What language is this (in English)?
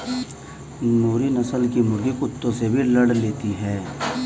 Hindi